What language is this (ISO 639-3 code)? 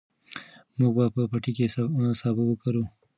pus